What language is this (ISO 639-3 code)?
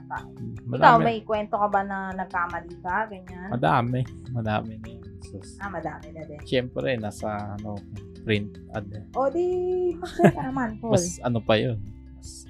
fil